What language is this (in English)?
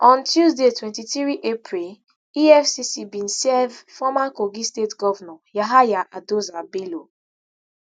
Nigerian Pidgin